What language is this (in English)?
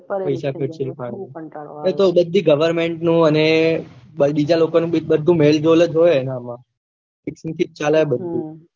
Gujarati